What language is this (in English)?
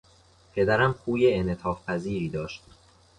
Persian